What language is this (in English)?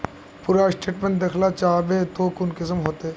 Magahi